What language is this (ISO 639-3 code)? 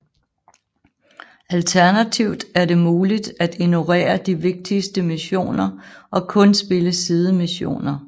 dan